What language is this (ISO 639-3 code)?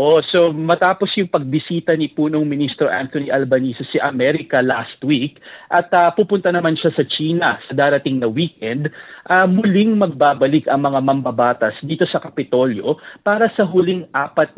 fil